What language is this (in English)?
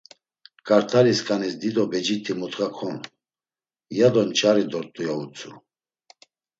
Laz